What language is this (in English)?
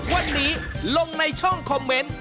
Thai